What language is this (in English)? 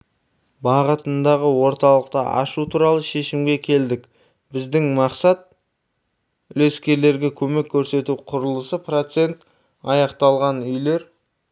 Kazakh